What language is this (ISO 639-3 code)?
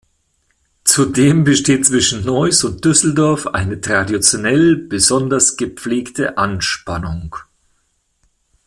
deu